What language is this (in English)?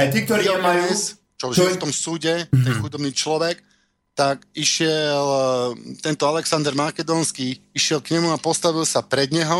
Slovak